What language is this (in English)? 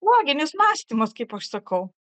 Lithuanian